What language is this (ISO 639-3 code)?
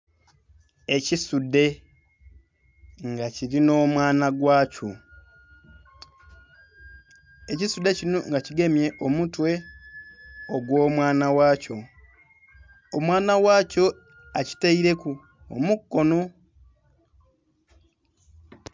xog